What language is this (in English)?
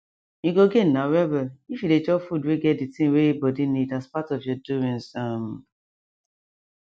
Nigerian Pidgin